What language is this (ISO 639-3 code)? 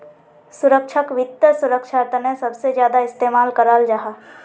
mag